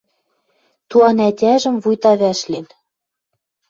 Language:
Western Mari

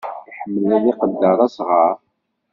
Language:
Kabyle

